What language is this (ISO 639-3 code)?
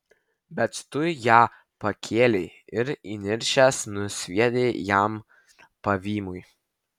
lit